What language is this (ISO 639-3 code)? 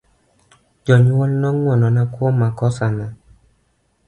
luo